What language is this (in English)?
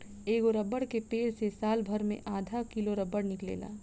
Bhojpuri